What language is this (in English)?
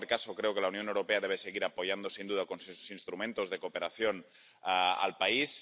Spanish